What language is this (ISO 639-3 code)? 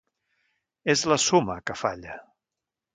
cat